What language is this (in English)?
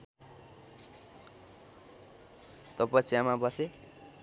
Nepali